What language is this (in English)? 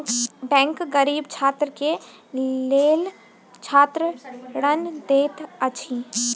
Maithili